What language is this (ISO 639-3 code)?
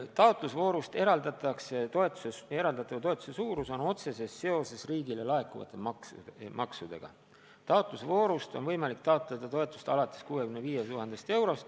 est